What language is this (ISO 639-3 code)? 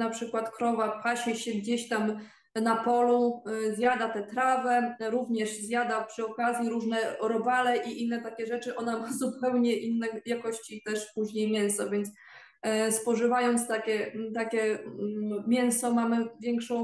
pol